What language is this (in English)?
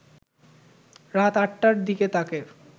Bangla